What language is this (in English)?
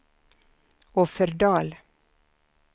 Swedish